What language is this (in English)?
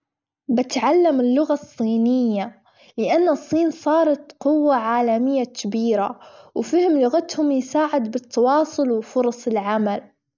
Gulf Arabic